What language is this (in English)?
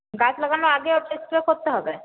Bangla